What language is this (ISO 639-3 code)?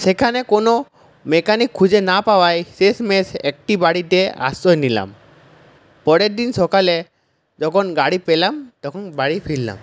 ben